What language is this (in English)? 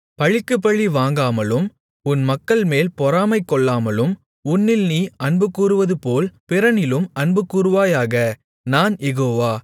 Tamil